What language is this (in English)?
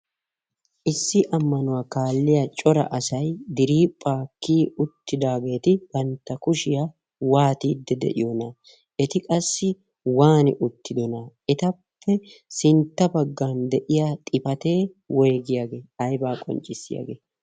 Wolaytta